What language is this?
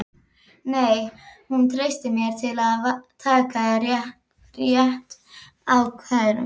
Icelandic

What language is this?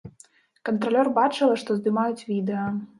Belarusian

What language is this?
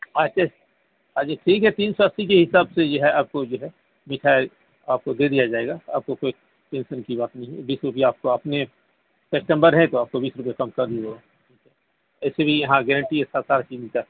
Urdu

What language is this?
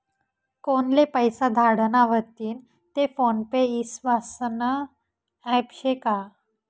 Marathi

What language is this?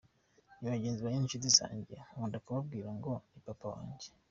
Kinyarwanda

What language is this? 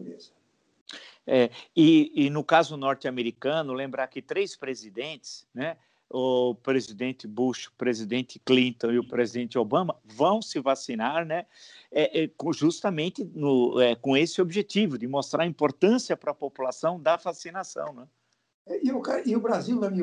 Portuguese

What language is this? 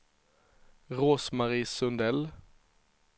Swedish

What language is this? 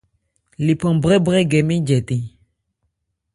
Ebrié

